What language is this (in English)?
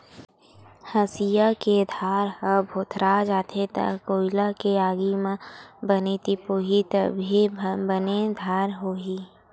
Chhattisgarhi